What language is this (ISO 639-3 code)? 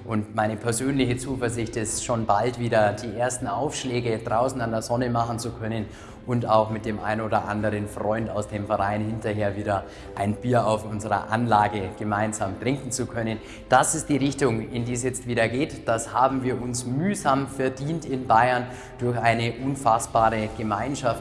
deu